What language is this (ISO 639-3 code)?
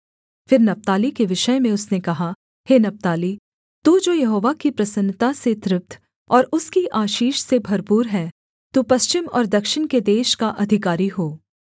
hin